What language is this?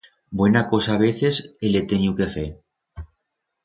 Aragonese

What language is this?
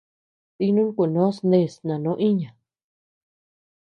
Tepeuxila Cuicatec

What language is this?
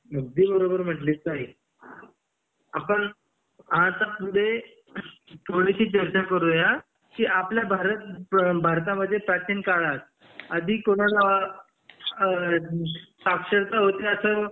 Marathi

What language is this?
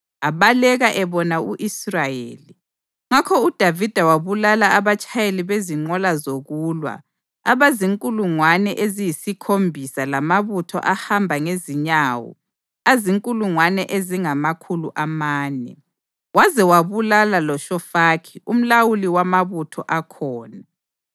North Ndebele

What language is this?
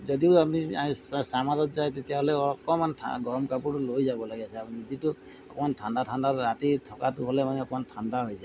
Assamese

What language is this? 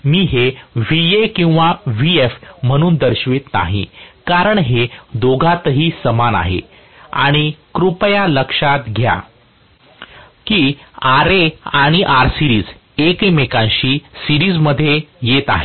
Marathi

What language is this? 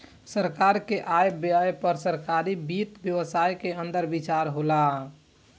Bhojpuri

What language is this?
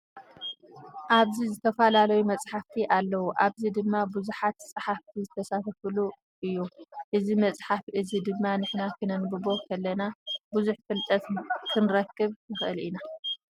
Tigrinya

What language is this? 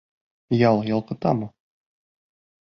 Bashkir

